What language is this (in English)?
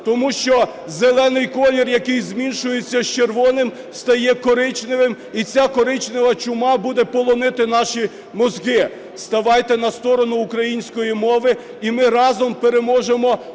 Ukrainian